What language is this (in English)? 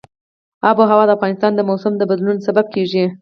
Pashto